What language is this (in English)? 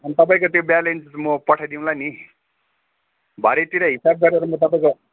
Nepali